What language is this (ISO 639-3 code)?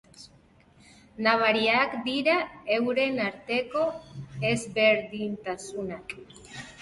eus